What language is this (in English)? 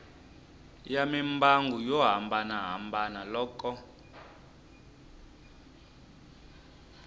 Tsonga